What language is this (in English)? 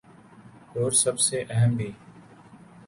Urdu